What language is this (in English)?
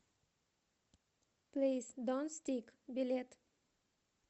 Russian